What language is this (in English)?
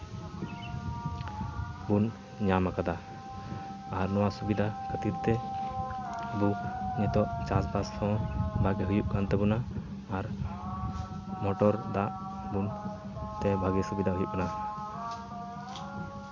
Santali